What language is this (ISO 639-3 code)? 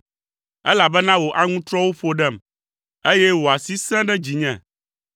ewe